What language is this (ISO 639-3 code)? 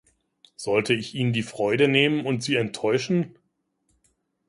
deu